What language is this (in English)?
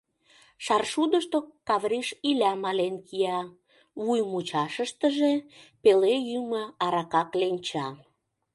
Mari